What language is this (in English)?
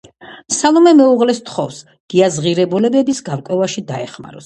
Georgian